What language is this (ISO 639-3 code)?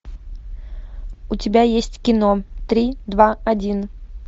rus